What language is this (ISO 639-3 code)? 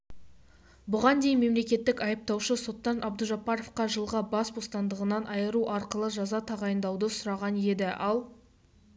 kaz